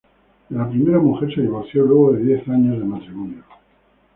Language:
Spanish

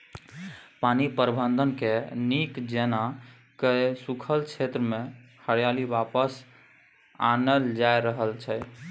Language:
Maithili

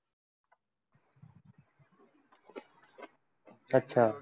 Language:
Marathi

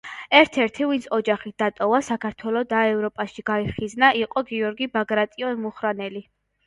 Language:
Georgian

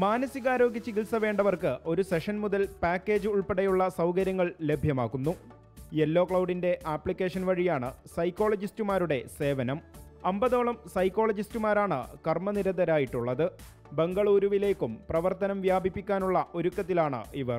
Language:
Malayalam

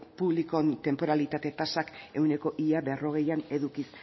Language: Basque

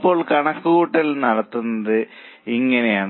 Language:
Malayalam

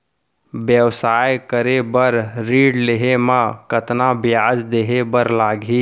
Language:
Chhattisgarhi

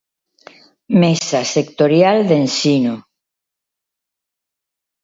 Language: Galician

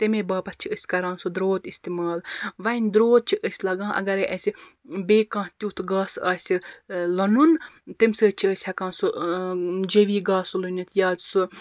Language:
Kashmiri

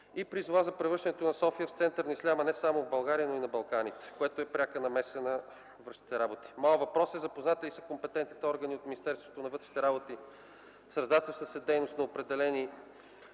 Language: Bulgarian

